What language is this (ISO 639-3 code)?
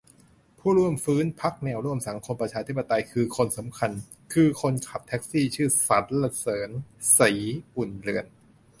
tha